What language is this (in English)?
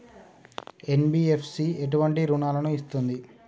Telugu